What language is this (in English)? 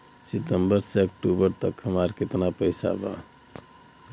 Bhojpuri